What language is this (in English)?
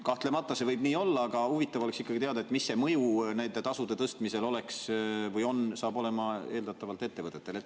Estonian